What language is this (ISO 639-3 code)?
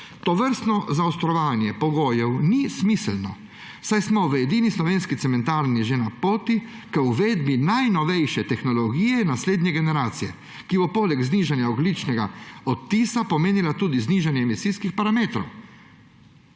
slv